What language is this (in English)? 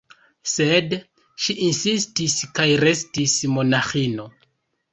Esperanto